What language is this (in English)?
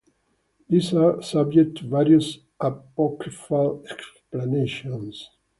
English